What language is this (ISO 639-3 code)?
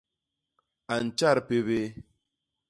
bas